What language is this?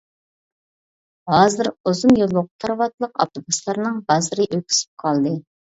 Uyghur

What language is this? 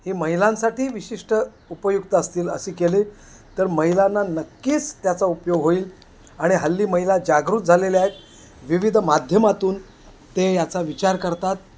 Marathi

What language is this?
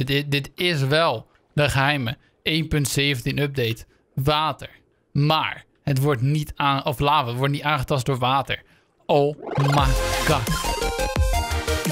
Dutch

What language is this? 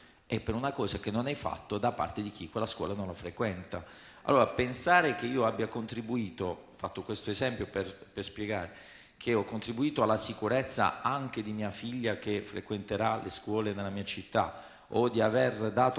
Italian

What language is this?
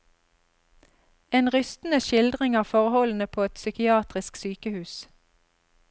Norwegian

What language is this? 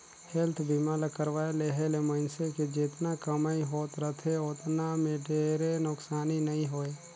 Chhattisgarhi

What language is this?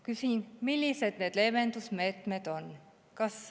Estonian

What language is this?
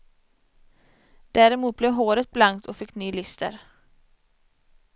Swedish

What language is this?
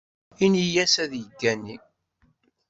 Kabyle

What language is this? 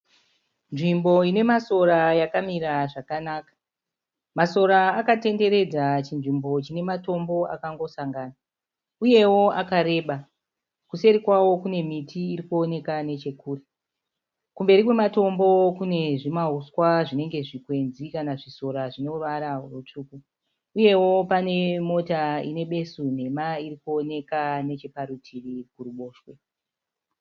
Shona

